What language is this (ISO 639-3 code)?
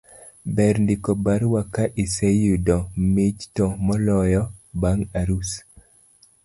luo